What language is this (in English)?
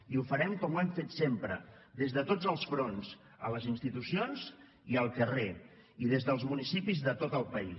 Catalan